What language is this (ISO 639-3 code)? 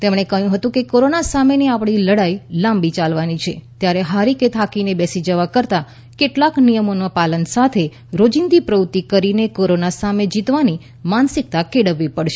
guj